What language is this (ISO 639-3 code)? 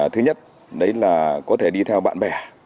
vie